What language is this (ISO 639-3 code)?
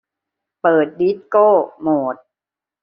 tha